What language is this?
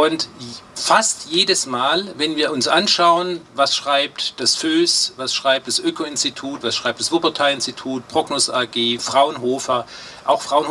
German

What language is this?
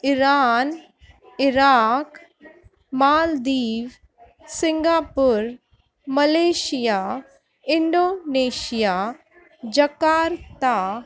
Sindhi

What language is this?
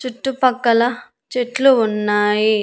Telugu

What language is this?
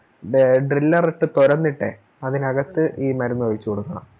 Malayalam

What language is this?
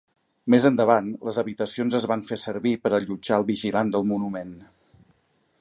Catalan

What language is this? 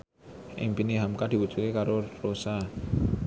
Javanese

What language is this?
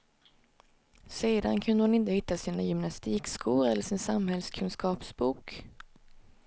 Swedish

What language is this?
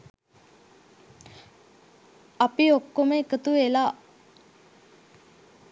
Sinhala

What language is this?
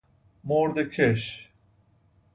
Persian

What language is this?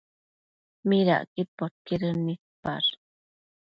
Matsés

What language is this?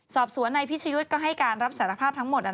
Thai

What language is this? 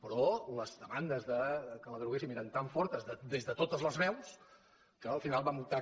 Catalan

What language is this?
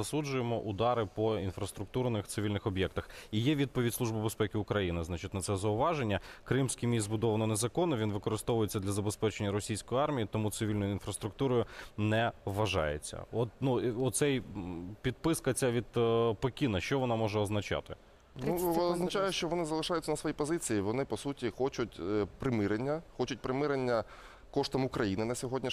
Ukrainian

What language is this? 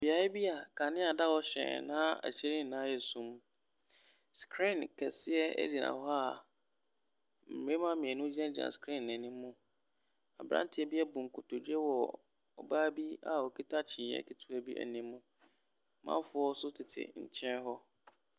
Akan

